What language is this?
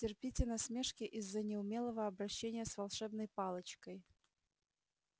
Russian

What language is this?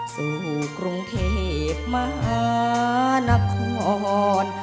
Thai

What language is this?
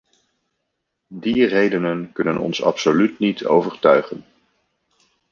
Dutch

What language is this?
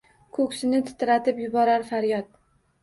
Uzbek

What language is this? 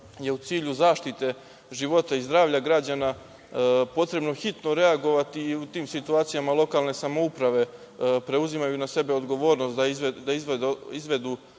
Serbian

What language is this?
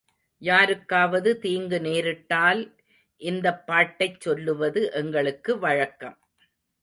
Tamil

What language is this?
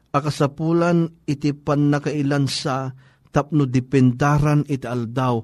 Filipino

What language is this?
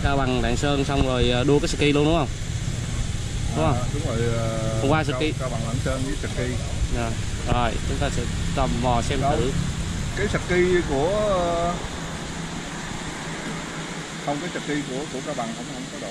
Vietnamese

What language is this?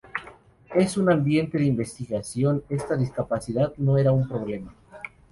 Spanish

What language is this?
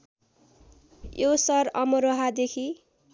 Nepali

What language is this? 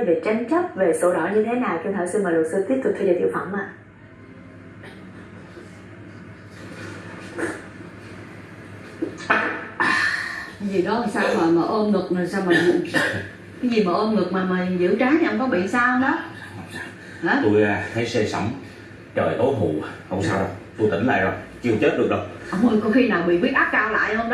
Vietnamese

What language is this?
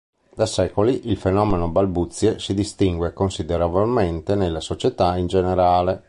Italian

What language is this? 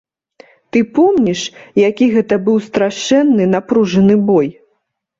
Belarusian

